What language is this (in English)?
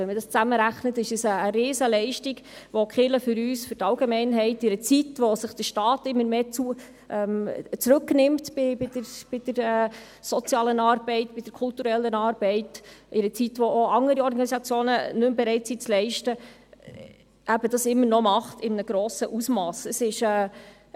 Swiss German